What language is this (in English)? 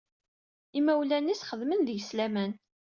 Kabyle